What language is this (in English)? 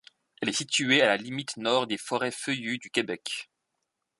French